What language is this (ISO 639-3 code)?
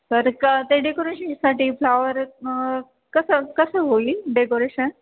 mar